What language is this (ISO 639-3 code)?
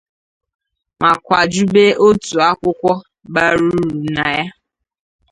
ibo